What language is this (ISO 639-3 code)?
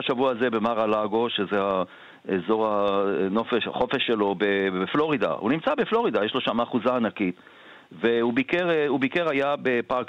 heb